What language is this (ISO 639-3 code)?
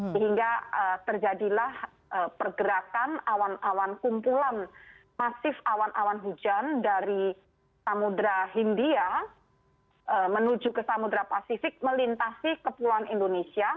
ind